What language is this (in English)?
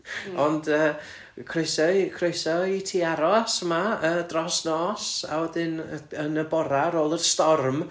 Welsh